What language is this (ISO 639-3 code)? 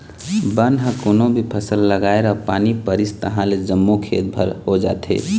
hne